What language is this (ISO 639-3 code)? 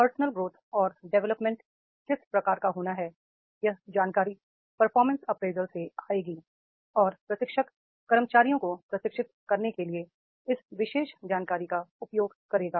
hin